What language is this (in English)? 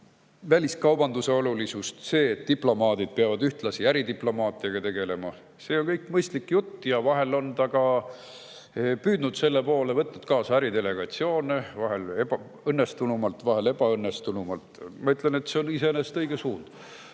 Estonian